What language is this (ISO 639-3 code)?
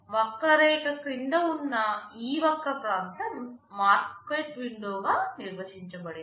tel